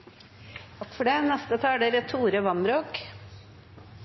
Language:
Norwegian Bokmål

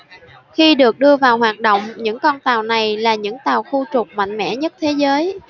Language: Vietnamese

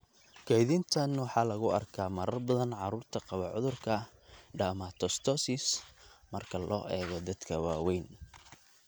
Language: Somali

